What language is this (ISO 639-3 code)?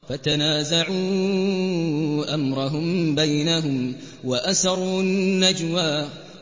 ara